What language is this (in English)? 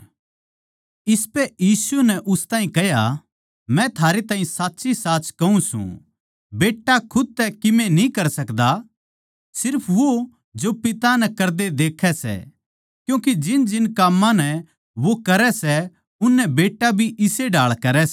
Haryanvi